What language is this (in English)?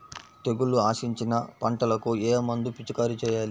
Telugu